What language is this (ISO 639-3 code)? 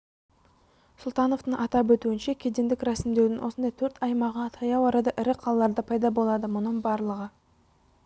kaz